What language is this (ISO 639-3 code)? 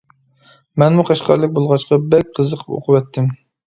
uig